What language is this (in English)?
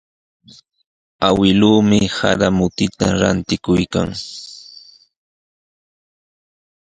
Sihuas Ancash Quechua